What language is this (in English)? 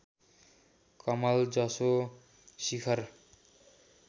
Nepali